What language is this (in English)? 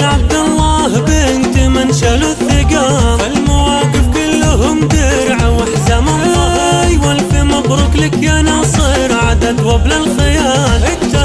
Arabic